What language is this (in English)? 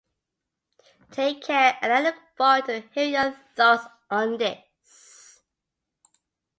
English